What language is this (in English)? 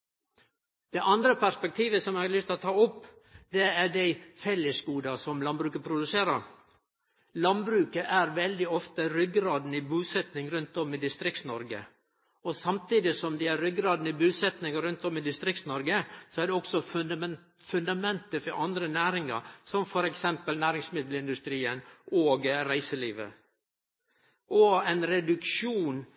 Norwegian Nynorsk